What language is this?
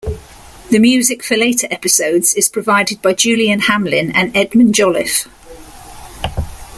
English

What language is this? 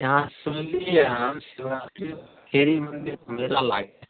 Maithili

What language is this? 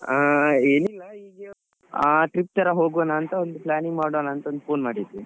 Kannada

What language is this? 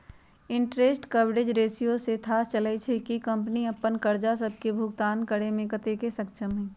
Magahi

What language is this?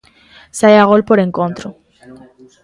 Galician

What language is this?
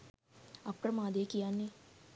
Sinhala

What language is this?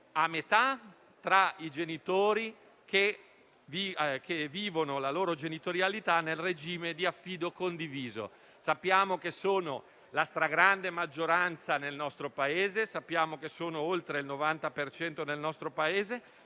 Italian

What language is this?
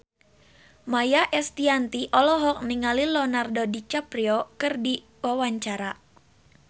Sundanese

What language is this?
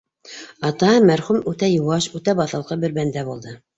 Bashkir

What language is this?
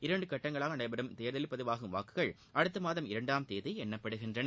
Tamil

